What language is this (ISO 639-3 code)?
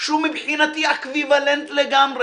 heb